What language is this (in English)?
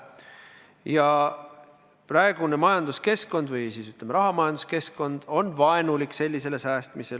Estonian